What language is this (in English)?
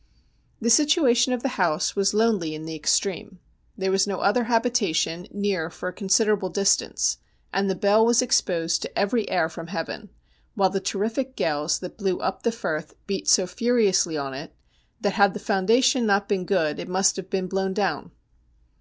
English